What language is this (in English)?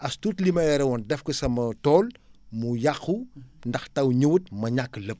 Wolof